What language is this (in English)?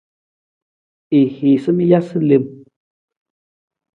Nawdm